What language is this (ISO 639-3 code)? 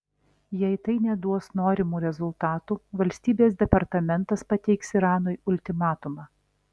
lit